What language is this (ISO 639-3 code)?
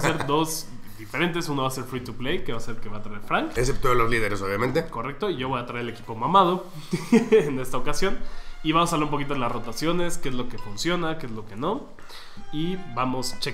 spa